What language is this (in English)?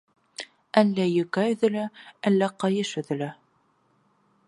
Bashkir